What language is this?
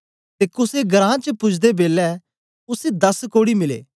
Dogri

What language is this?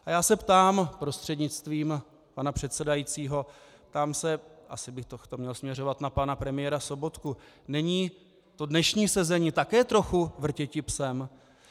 Czech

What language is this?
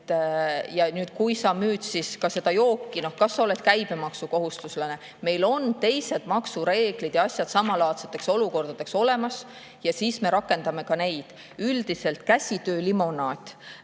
Estonian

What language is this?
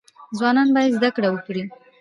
Pashto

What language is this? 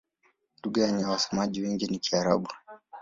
Swahili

